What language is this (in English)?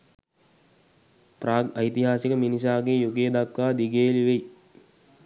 Sinhala